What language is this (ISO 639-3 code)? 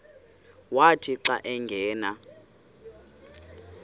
xho